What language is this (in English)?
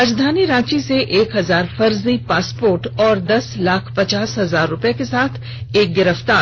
Hindi